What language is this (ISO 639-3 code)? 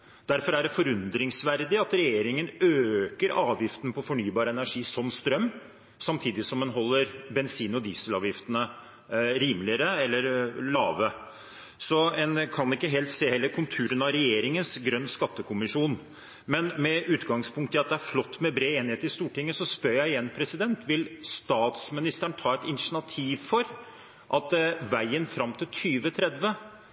nob